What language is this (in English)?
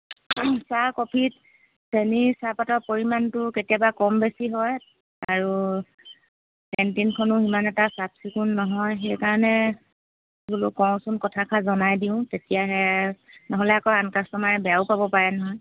Assamese